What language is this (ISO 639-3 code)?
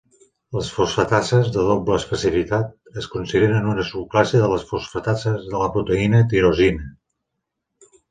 cat